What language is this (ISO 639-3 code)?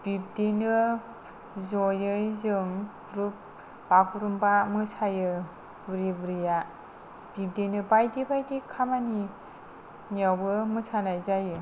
brx